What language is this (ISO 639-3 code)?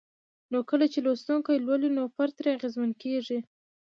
pus